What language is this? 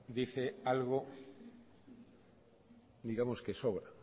Spanish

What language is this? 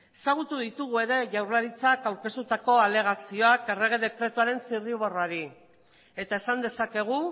Basque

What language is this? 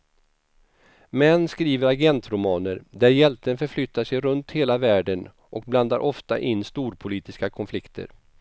Swedish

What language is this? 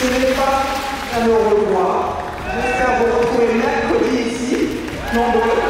French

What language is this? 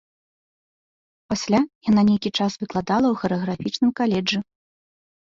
Belarusian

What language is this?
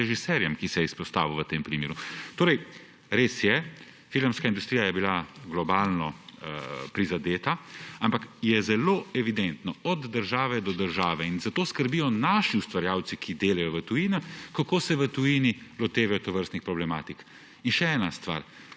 Slovenian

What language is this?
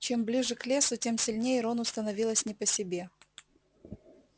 Russian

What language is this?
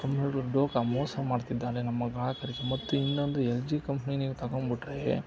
Kannada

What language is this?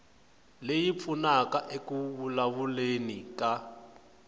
Tsonga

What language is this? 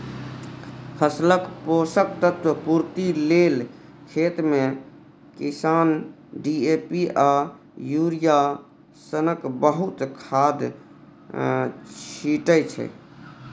Maithili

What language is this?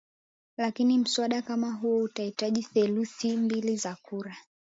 Swahili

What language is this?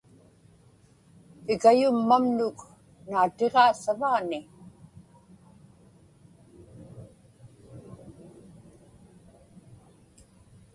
Inupiaq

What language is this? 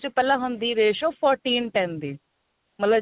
Punjabi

